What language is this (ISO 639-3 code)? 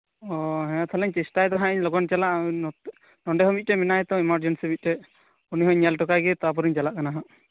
sat